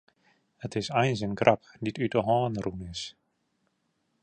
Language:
Western Frisian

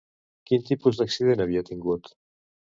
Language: Catalan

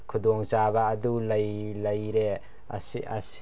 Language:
Manipuri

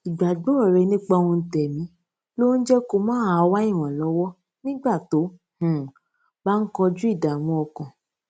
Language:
Yoruba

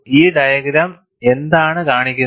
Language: Malayalam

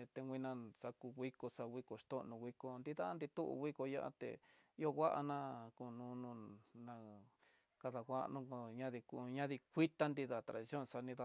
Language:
Tidaá Mixtec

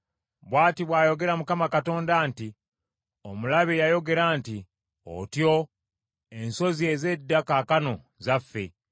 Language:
Ganda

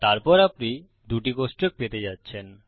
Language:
Bangla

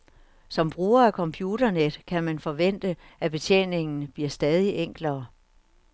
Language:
Danish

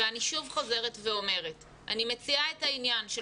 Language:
Hebrew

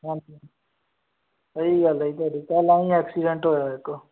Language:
Punjabi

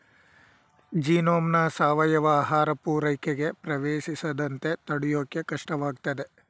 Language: Kannada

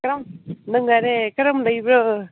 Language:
Manipuri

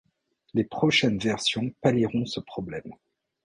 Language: French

